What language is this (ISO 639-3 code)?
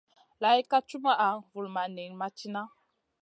mcn